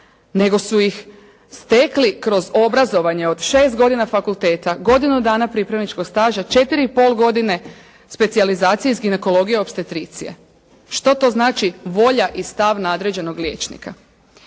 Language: Croatian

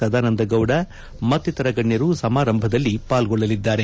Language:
Kannada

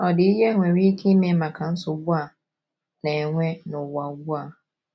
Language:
Igbo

